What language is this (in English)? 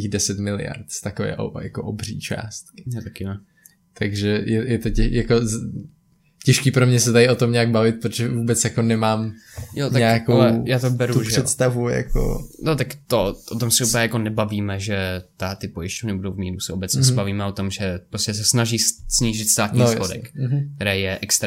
Czech